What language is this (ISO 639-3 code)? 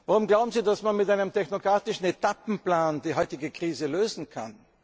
deu